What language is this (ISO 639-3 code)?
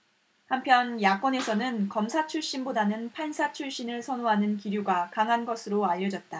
kor